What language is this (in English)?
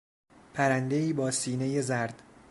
Persian